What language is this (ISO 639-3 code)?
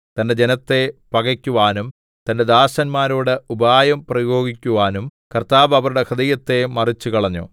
mal